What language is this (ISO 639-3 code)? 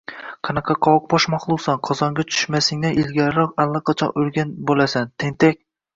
uzb